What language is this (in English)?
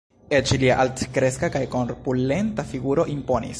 Esperanto